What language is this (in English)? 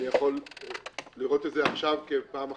Hebrew